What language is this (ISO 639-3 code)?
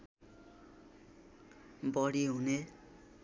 nep